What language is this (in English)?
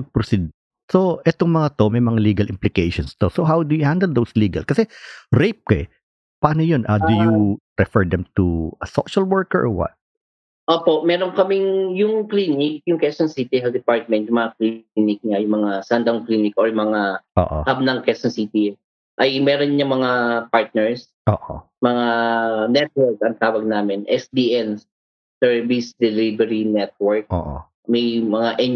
Filipino